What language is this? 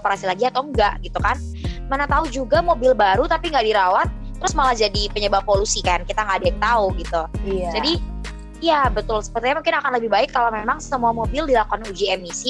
Indonesian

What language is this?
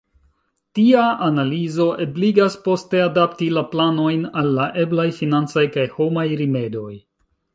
Esperanto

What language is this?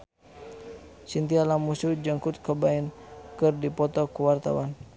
Sundanese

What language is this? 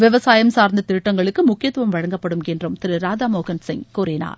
Tamil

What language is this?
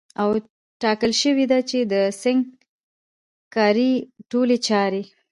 Pashto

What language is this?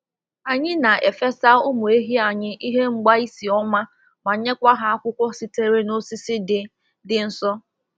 Igbo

